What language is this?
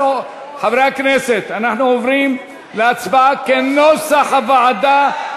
Hebrew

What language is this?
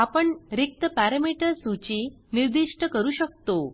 Marathi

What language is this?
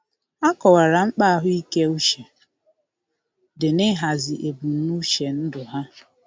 Igbo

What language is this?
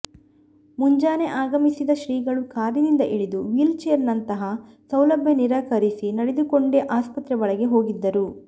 Kannada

